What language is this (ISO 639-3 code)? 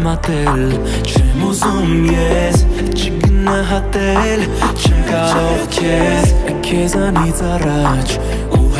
ron